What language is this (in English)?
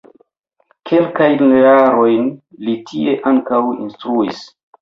Esperanto